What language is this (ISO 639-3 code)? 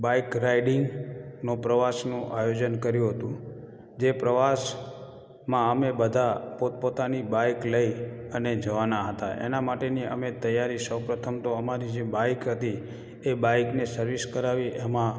guj